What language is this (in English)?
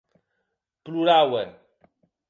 Occitan